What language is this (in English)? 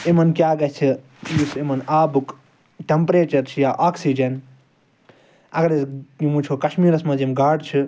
Kashmiri